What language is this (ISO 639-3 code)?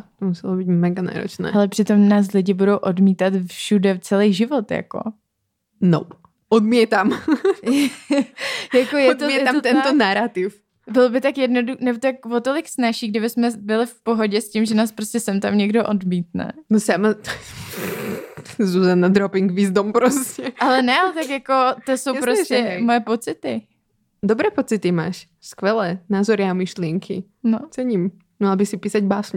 ces